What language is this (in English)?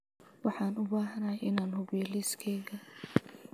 Somali